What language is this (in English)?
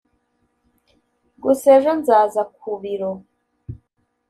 Kinyarwanda